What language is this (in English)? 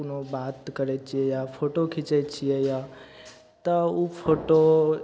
Maithili